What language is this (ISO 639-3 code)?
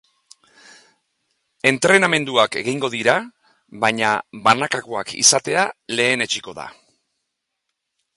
eus